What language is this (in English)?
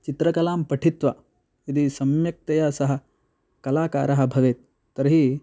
Sanskrit